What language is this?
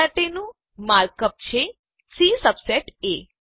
Gujarati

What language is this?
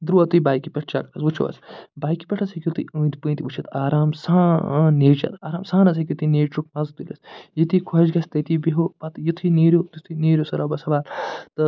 Kashmiri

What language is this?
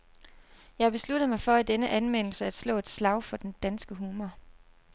Danish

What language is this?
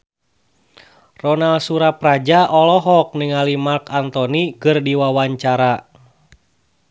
Sundanese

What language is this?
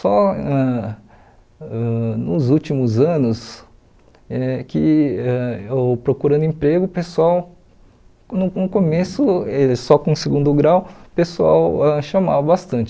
Portuguese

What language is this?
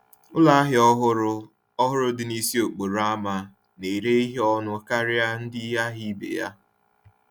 Igbo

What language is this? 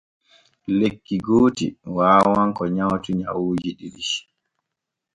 Borgu Fulfulde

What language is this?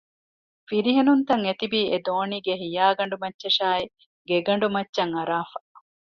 Divehi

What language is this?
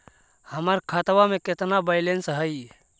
Magahi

